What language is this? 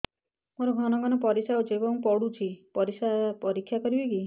Odia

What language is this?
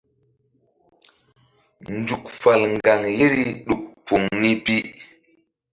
Mbum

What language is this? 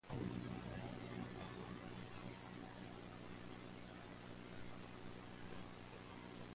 English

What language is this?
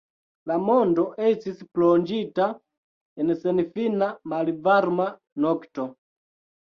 Esperanto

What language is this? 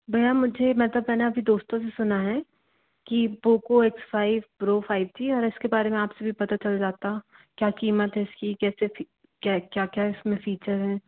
Hindi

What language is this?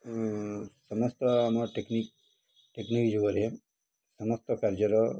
Odia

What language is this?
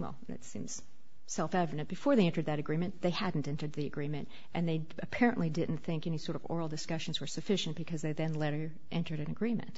English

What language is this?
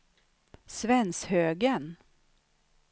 Swedish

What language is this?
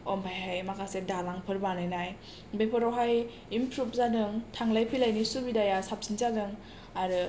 Bodo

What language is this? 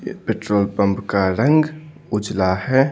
Hindi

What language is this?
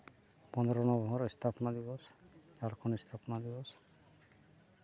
Santali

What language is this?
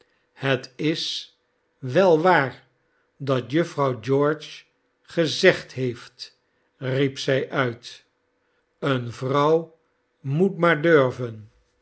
Dutch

